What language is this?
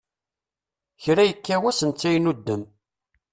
Kabyle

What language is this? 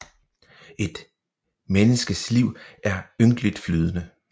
Danish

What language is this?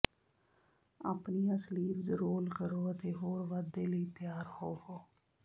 Punjabi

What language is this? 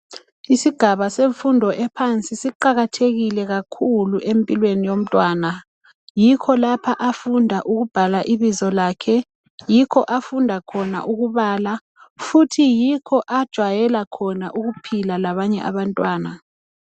North Ndebele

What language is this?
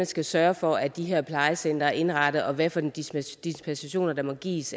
Danish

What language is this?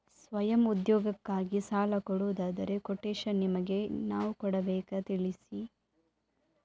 Kannada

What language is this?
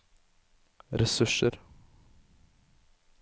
Norwegian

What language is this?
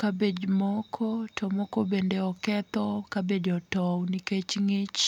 Luo (Kenya and Tanzania)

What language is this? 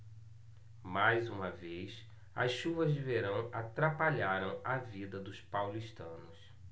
Portuguese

